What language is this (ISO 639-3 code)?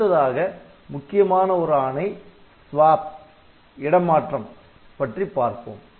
tam